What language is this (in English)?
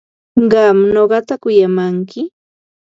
Ambo-Pasco Quechua